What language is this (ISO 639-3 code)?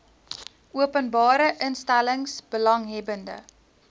afr